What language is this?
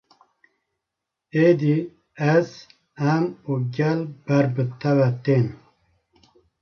Kurdish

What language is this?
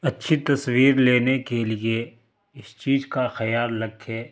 Urdu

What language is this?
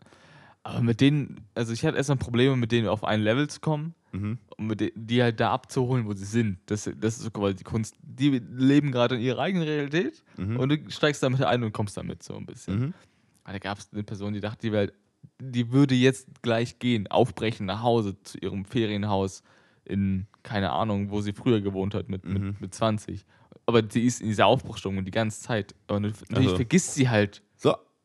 German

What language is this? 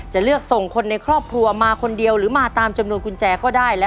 Thai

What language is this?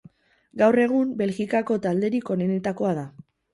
Basque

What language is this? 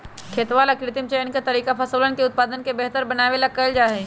Magahi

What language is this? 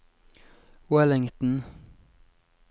Norwegian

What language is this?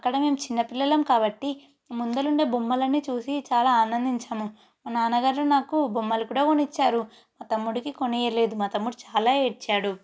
Telugu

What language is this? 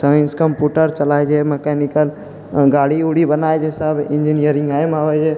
Maithili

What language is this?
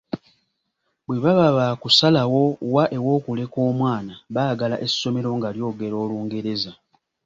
Ganda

